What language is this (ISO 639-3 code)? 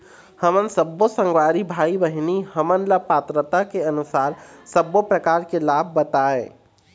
hne